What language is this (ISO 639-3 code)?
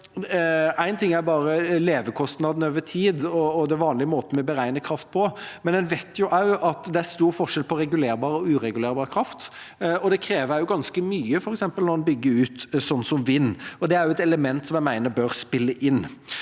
nor